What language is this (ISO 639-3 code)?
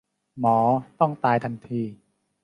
tha